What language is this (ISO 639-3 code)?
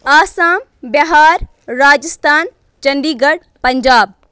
kas